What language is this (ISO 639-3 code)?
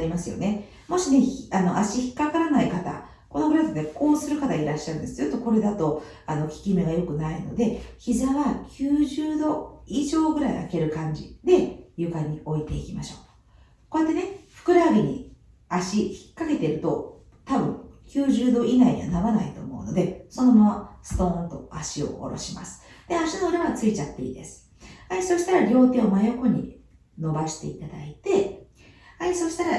jpn